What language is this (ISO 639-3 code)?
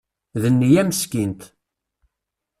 kab